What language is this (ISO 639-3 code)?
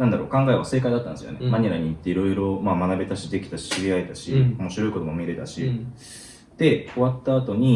jpn